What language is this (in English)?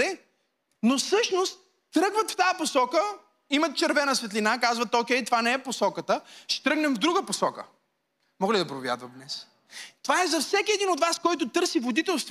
Bulgarian